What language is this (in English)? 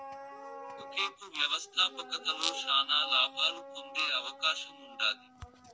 Telugu